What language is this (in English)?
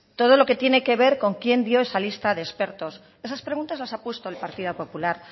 Spanish